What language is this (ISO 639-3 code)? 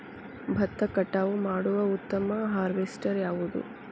kan